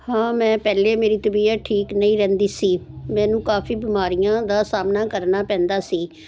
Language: Punjabi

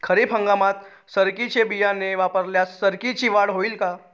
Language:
Marathi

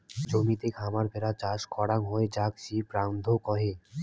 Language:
Bangla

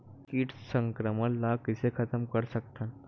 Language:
Chhattisgarhi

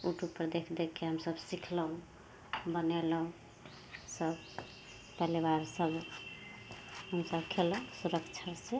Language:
Maithili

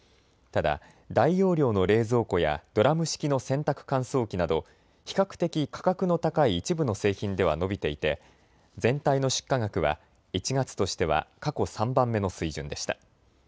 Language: Japanese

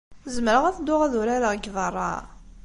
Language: Kabyle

